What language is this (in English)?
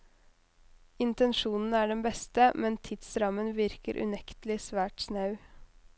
Norwegian